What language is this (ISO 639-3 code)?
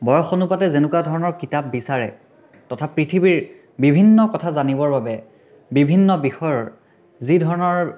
asm